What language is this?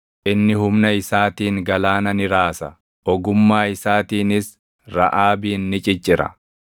Oromo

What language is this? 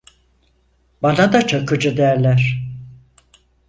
Turkish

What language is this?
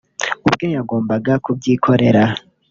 Kinyarwanda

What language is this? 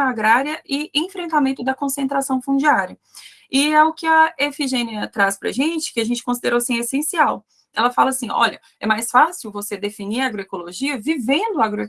Portuguese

